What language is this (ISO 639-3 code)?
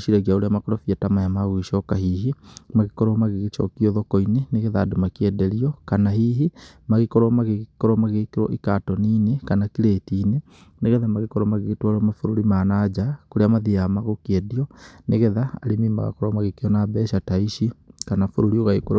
kik